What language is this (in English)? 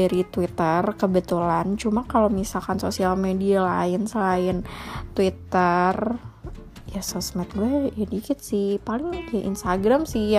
Indonesian